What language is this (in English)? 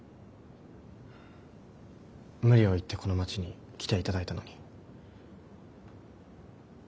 Japanese